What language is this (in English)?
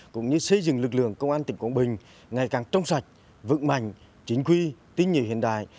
Vietnamese